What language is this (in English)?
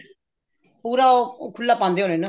Punjabi